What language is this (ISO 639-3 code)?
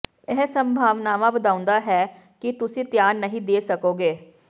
pan